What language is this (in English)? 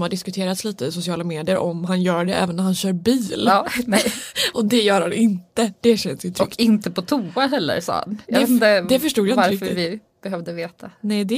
Swedish